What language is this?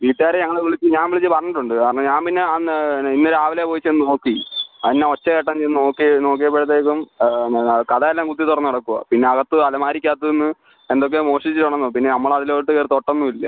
Malayalam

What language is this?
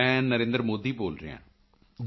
Punjabi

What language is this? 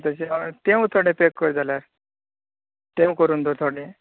Konkani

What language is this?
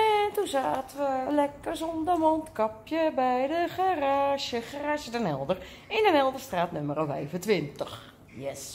Dutch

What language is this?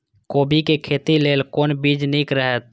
Maithili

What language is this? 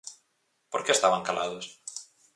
Galician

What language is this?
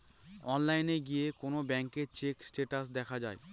Bangla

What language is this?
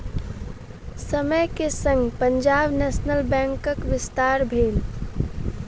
Maithili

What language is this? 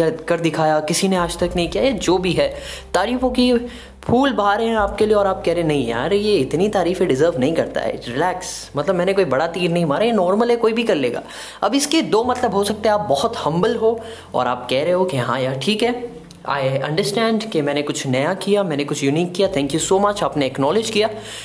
Hindi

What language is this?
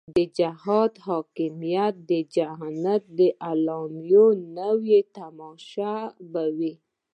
Pashto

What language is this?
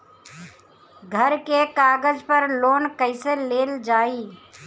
Bhojpuri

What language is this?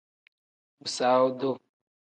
Tem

